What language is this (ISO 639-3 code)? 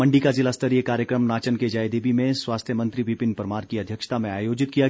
hin